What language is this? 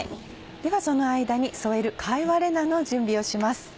Japanese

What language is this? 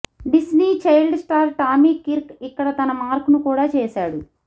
Telugu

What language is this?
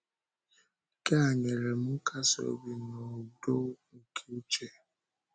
Igbo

